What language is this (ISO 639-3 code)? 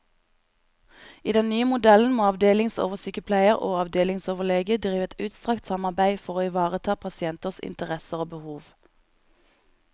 nor